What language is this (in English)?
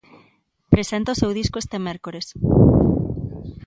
Galician